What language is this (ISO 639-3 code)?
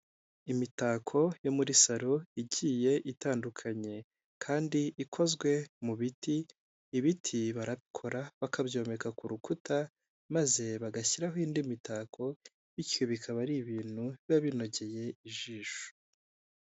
kin